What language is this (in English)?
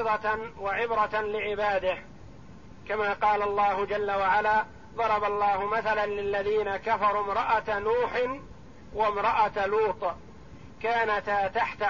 Arabic